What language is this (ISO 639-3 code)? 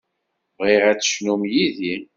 kab